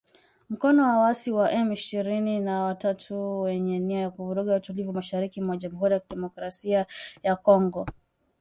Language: Swahili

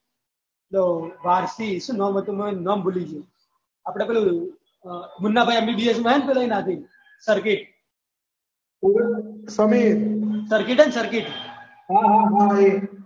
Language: Gujarati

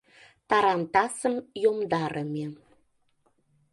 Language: Mari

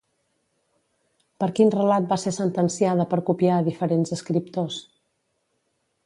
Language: Catalan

